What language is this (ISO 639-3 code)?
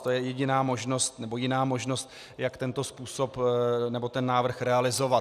ces